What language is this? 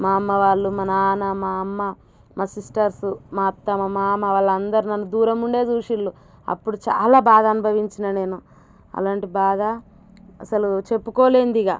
Telugu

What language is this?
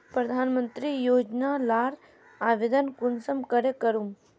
Magahi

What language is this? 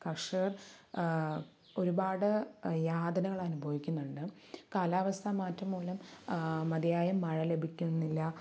Malayalam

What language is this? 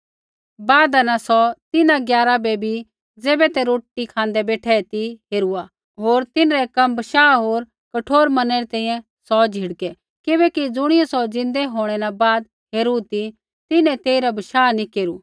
Kullu Pahari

